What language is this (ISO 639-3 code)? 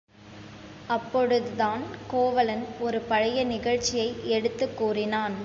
tam